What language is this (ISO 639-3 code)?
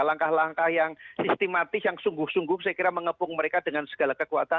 ind